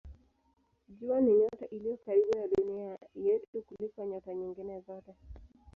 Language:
Swahili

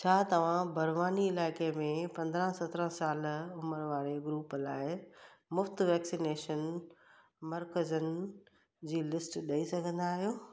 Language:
Sindhi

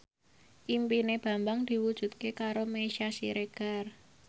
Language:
Javanese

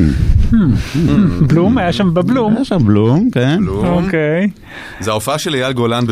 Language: Hebrew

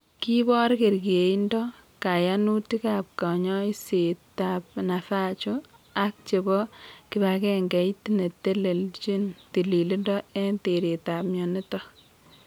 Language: Kalenjin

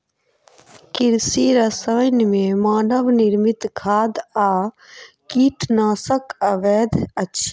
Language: Maithili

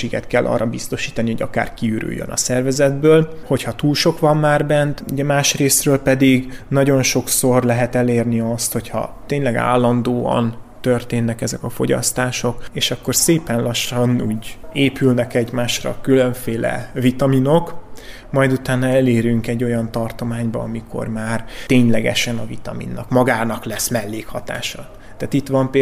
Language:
Hungarian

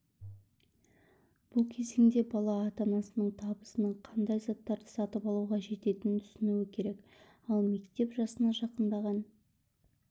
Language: Kazakh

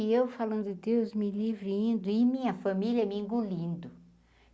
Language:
Portuguese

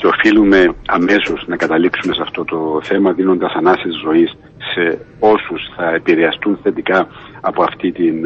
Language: Greek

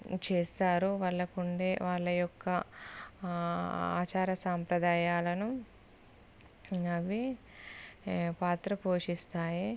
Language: Telugu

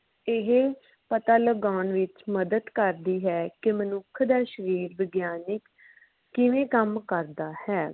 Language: Punjabi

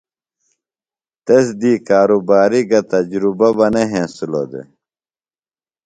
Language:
Phalura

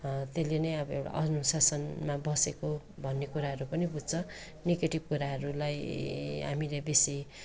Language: Nepali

